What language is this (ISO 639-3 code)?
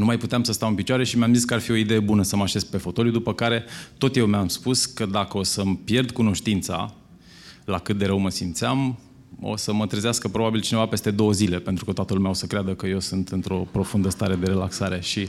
ron